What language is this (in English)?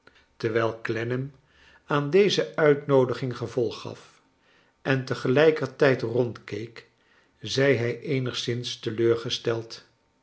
Dutch